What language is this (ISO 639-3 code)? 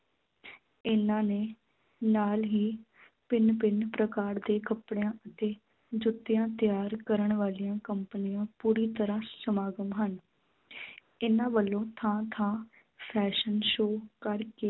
pan